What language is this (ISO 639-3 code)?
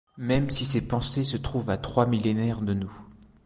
fra